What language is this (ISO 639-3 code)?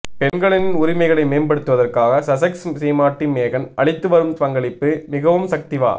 tam